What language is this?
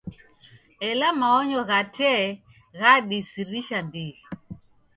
Taita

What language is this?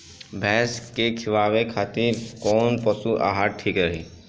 Bhojpuri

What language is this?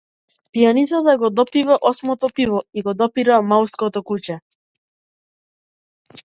Macedonian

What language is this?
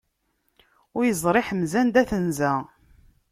Kabyle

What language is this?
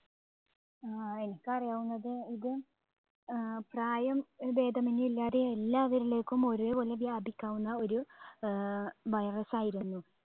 Malayalam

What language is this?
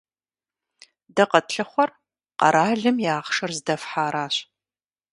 Kabardian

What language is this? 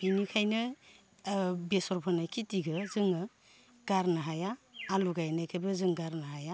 Bodo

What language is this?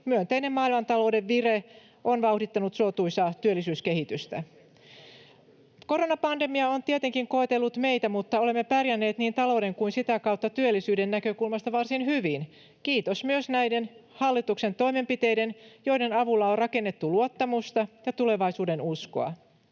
Finnish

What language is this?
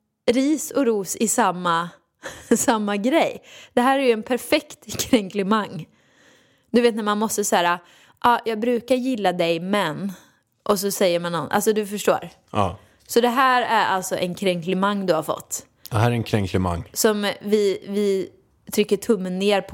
Swedish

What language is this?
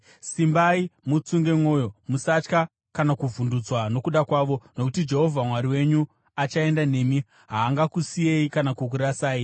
Shona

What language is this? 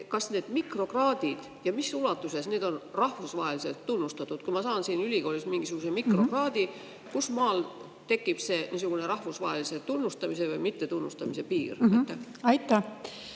Estonian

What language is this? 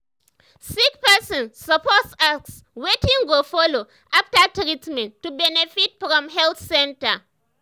Nigerian Pidgin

